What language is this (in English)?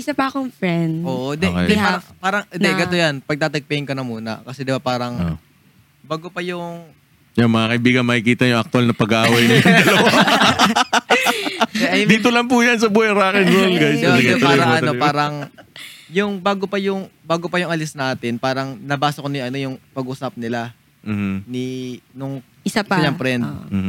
Filipino